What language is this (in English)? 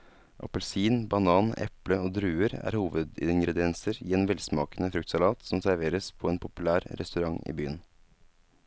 Norwegian